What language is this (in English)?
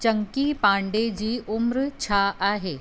Sindhi